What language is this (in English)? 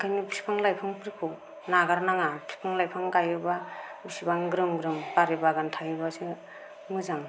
Bodo